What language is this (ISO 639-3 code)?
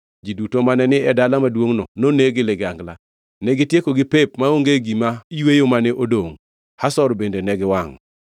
luo